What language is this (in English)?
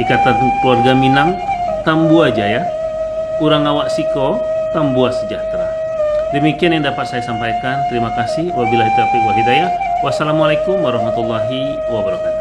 Indonesian